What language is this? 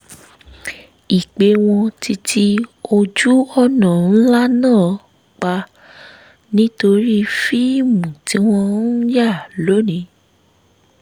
Yoruba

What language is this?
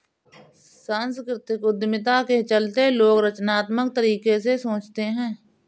Hindi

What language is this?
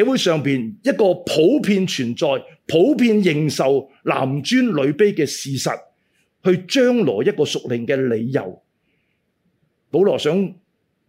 Chinese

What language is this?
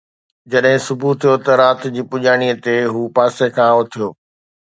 Sindhi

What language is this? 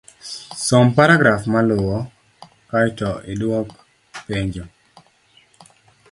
Luo (Kenya and Tanzania)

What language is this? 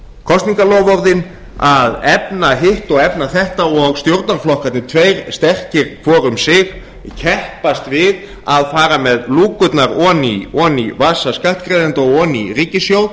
Icelandic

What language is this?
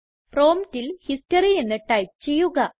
Malayalam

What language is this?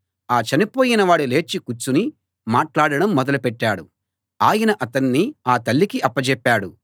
Telugu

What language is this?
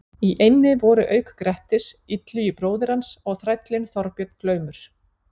Icelandic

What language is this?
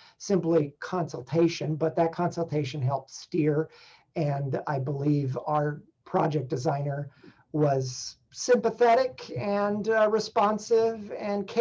English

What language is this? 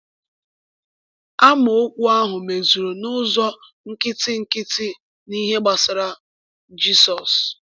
Igbo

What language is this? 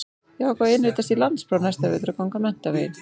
Icelandic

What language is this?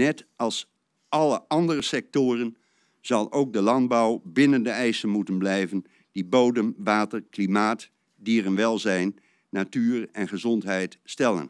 Dutch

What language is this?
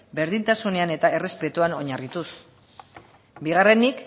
Basque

